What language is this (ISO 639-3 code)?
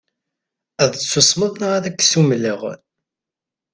kab